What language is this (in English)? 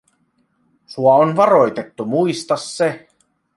Finnish